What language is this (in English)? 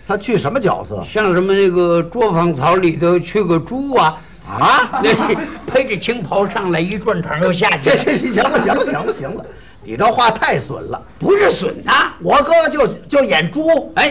Chinese